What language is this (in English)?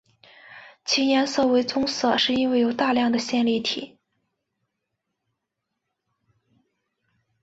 Chinese